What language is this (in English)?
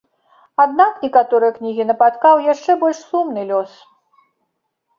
Belarusian